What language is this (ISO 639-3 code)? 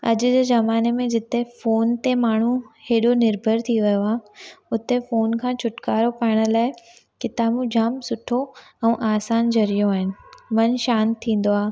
snd